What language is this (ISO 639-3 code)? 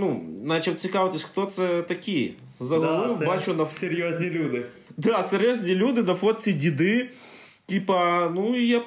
ukr